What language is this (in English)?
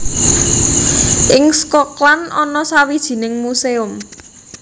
Javanese